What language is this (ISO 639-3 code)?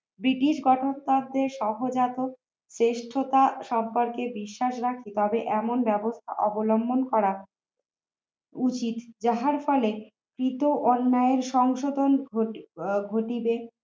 ben